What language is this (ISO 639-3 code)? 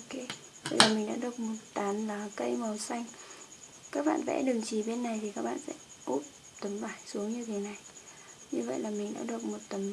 vie